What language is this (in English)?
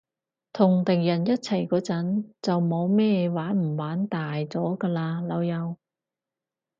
Cantonese